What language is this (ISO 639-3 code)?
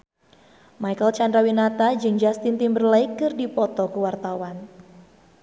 sun